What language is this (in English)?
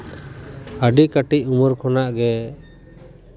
Santali